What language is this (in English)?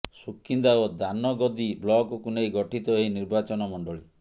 Odia